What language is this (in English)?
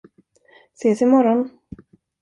Swedish